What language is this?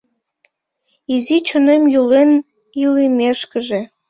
Mari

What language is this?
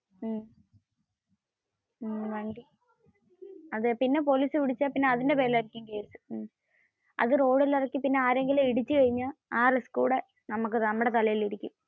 Malayalam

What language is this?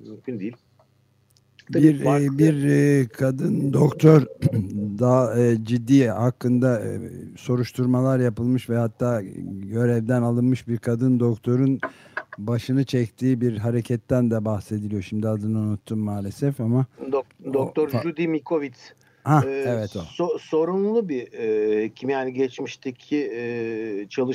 Turkish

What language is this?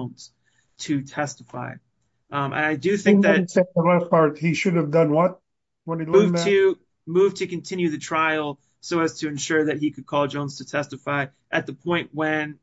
English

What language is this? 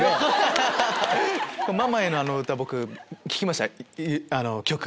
Japanese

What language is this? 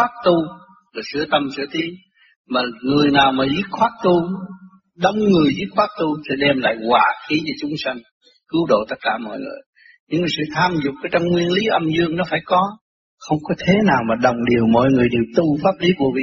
Vietnamese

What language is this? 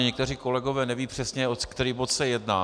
Czech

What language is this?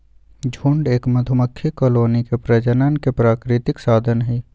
Magahi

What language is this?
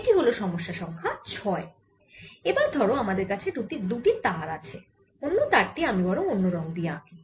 Bangla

